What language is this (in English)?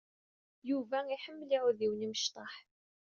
Kabyle